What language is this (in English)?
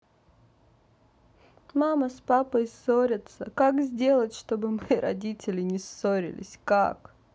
Russian